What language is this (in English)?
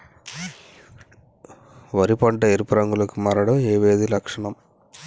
Telugu